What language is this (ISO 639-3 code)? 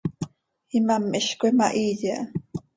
sei